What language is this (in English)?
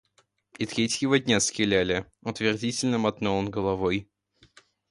Russian